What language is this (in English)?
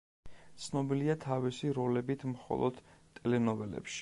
Georgian